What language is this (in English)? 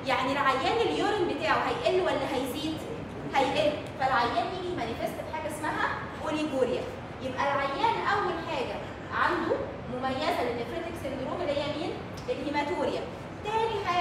Arabic